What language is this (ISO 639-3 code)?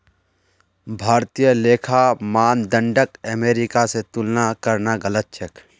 mag